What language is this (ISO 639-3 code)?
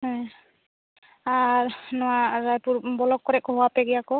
sat